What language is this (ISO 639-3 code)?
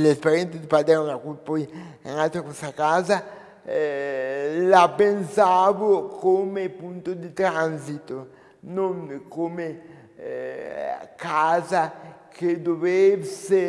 ita